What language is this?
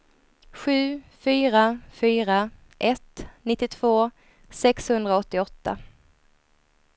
Swedish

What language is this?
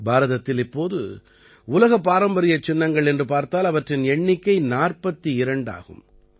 Tamil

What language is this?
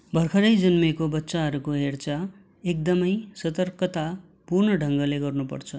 Nepali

